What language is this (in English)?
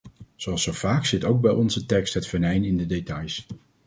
Dutch